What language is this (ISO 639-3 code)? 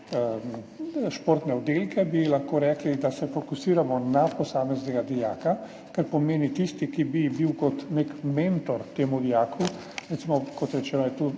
slv